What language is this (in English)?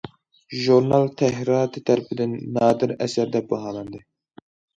Uyghur